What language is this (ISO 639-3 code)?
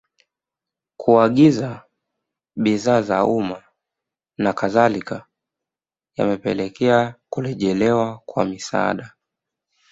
swa